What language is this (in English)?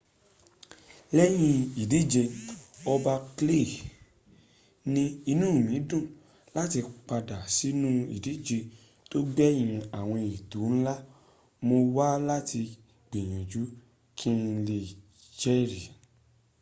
Yoruba